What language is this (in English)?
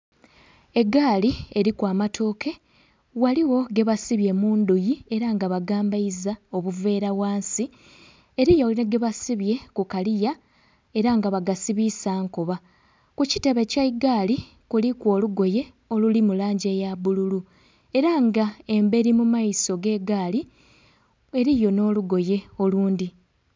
Soga